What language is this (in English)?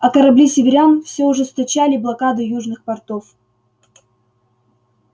Russian